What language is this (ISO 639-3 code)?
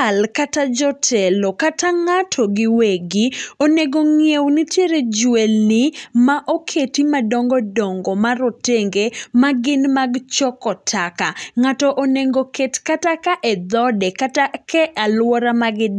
luo